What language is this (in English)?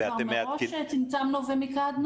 Hebrew